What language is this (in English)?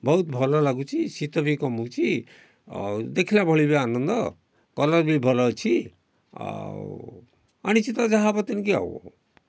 Odia